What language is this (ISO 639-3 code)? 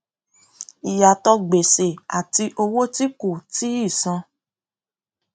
yor